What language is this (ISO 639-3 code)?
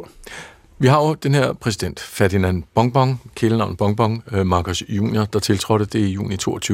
dan